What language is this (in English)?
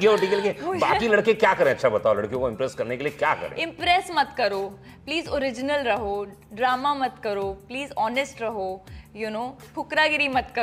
Hindi